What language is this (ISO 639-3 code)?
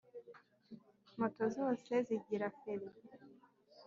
kin